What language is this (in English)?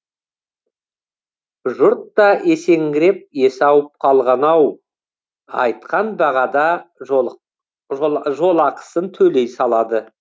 Kazakh